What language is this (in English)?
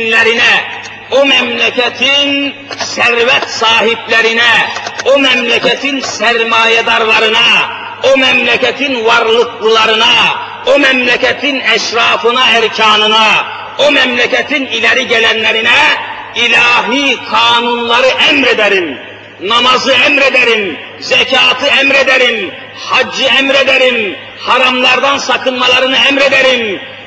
Turkish